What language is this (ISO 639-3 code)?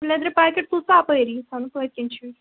kas